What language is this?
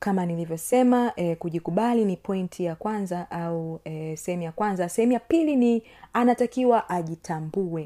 Swahili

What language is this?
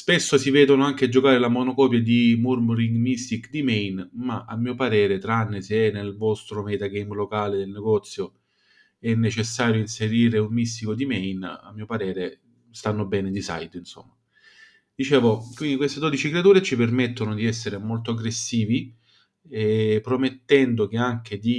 Italian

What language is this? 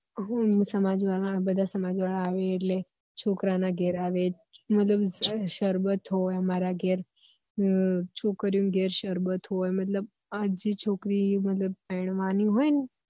Gujarati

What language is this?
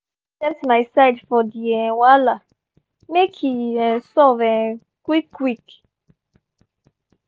Nigerian Pidgin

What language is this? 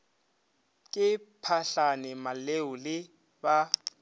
Northern Sotho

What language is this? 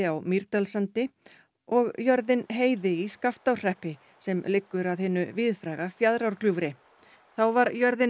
Icelandic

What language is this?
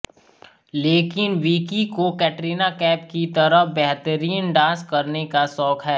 Hindi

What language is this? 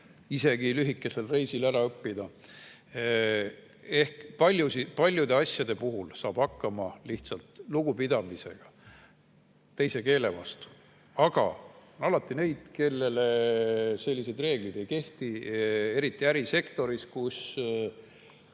Estonian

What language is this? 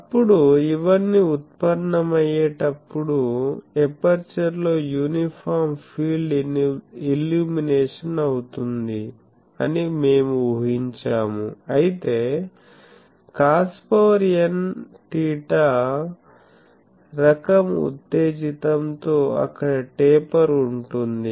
Telugu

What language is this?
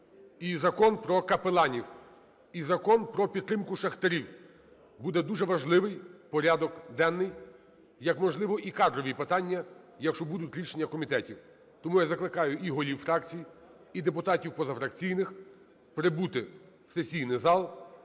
Ukrainian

